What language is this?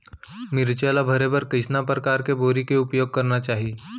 Chhattisgarhi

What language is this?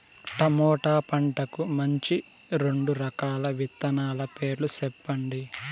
Telugu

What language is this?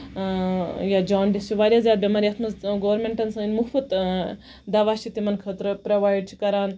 Kashmiri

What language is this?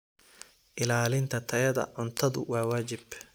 Somali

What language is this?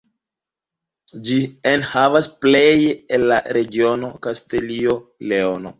Esperanto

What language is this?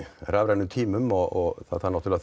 Icelandic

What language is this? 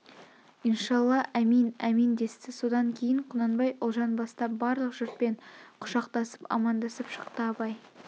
Kazakh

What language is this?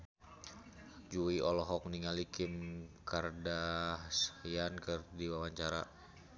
Sundanese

